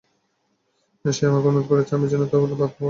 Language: Bangla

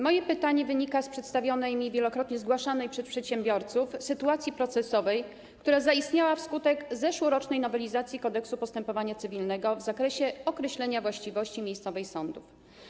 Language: Polish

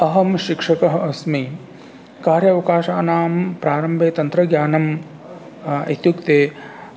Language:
Sanskrit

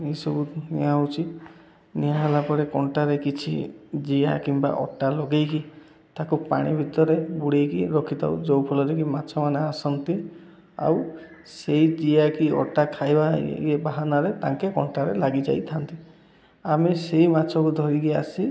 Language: Odia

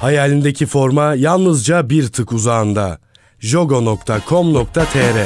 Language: Turkish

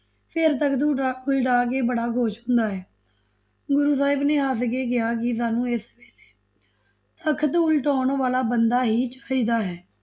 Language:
Punjabi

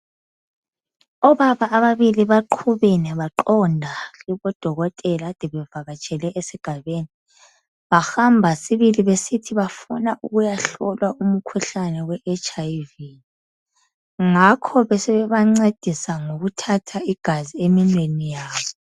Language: North Ndebele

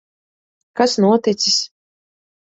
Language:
Latvian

